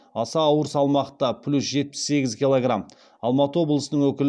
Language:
Kazakh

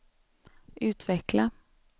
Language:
Swedish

